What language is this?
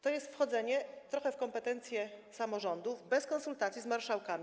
Polish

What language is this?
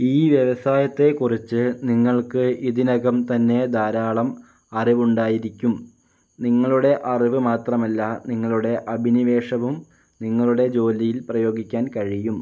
Malayalam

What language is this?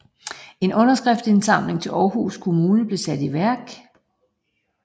Danish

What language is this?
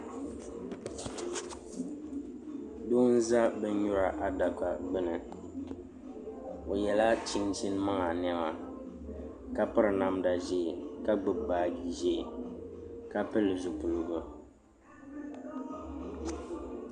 Dagbani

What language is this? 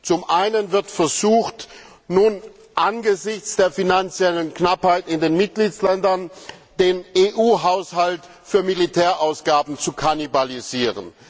German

